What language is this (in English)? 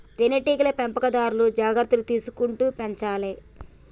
Telugu